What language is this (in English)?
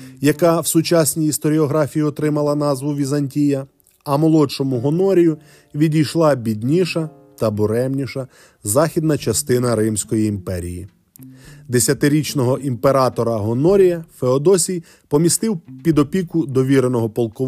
Ukrainian